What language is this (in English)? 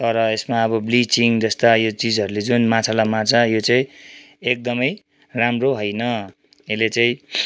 Nepali